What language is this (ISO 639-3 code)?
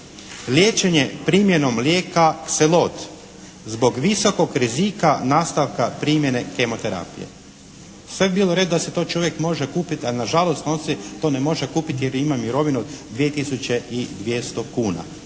hrv